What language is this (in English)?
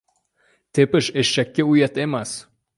Uzbek